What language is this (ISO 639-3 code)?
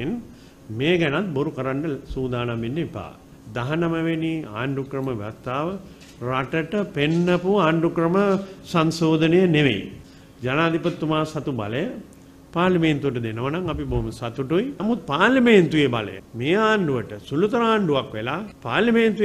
tur